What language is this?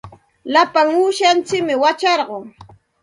Santa Ana de Tusi Pasco Quechua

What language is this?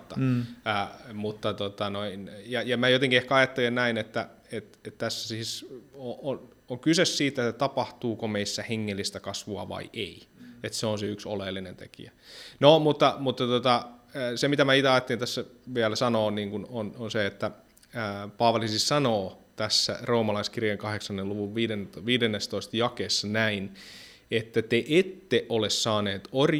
Finnish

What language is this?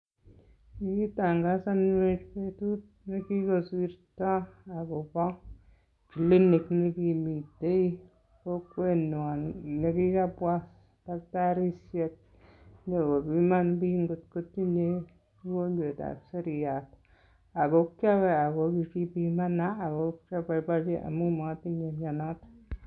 Kalenjin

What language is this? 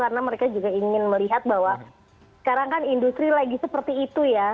Indonesian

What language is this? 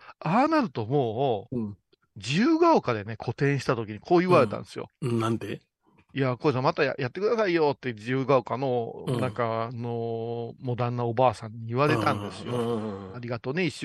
Japanese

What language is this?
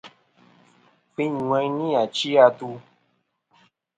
Kom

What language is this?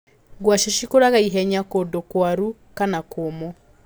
Kikuyu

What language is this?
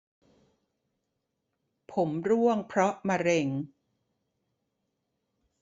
Thai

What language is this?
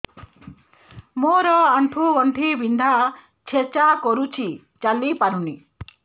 Odia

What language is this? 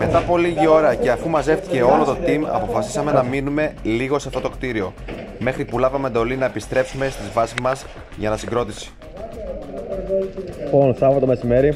Greek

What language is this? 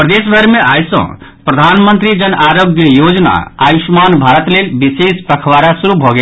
Maithili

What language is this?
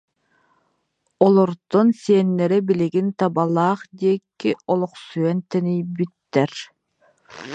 Yakut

